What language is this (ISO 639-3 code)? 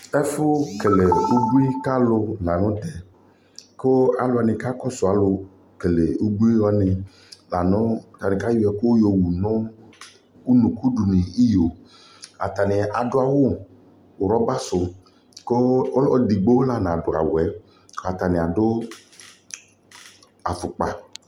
kpo